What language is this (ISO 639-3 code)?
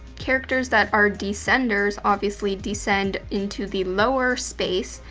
eng